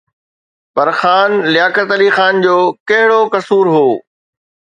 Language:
Sindhi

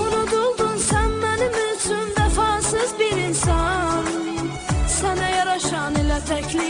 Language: Turkish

